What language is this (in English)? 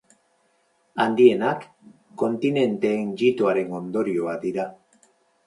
Basque